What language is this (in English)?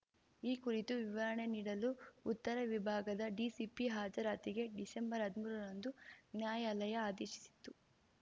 Kannada